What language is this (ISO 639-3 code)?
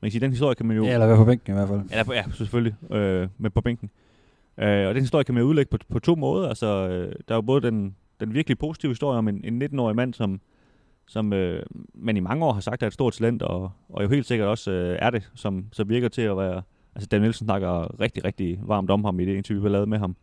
dan